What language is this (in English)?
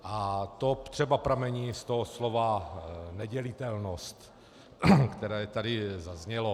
Czech